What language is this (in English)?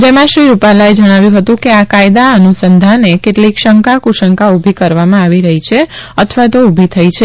Gujarati